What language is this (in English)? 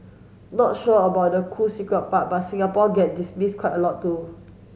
English